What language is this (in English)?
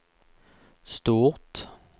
Swedish